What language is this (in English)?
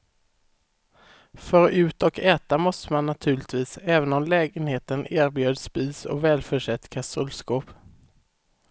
Swedish